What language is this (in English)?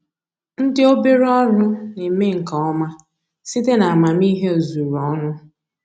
Igbo